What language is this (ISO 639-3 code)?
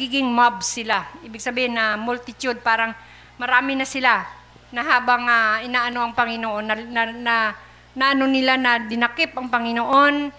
fil